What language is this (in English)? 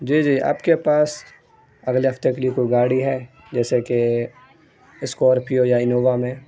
Urdu